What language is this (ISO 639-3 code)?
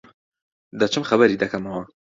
ckb